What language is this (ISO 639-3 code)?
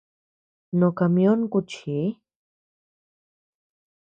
cux